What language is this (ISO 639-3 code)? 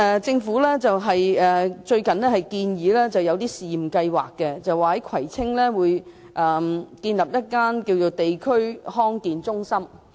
yue